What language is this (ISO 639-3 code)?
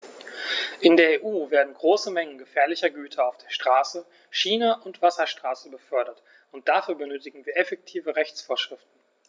deu